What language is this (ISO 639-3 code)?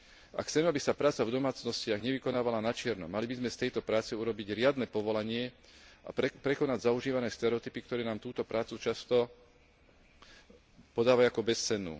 slk